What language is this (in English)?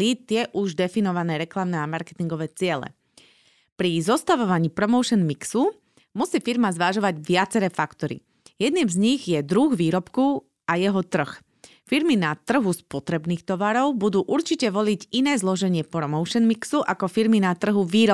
Slovak